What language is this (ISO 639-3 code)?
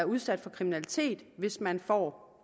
dan